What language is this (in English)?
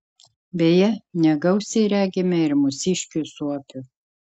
Lithuanian